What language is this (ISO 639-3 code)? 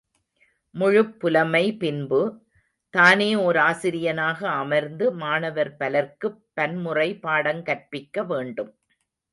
tam